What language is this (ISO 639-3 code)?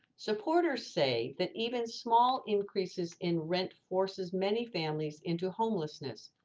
eng